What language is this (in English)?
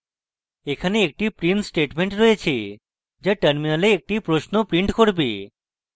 Bangla